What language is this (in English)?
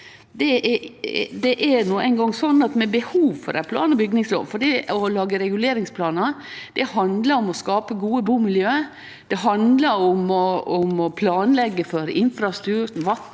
Norwegian